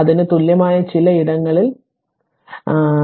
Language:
Malayalam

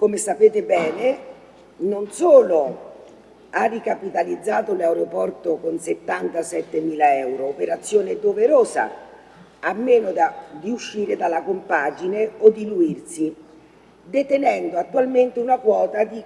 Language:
Italian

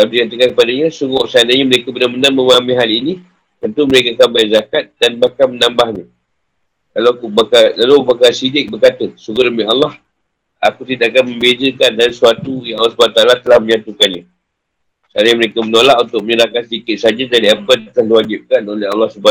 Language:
Malay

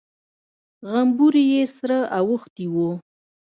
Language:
Pashto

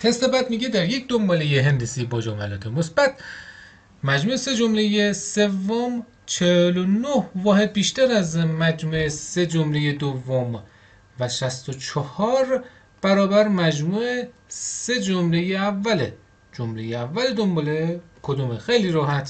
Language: Persian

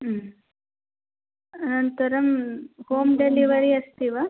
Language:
Sanskrit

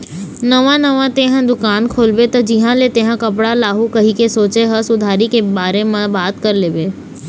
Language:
Chhattisgarhi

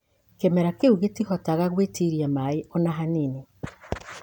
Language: Kikuyu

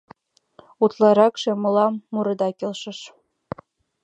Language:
Mari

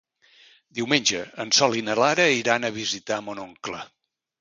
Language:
Catalan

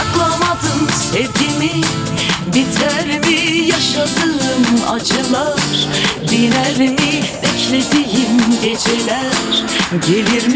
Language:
Turkish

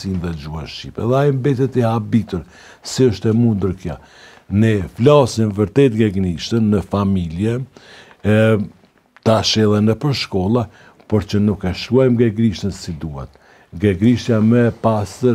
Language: Romanian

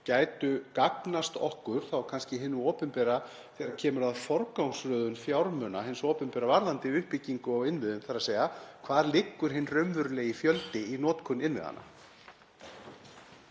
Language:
Icelandic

